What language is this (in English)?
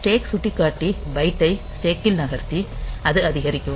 Tamil